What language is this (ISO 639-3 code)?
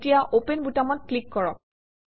asm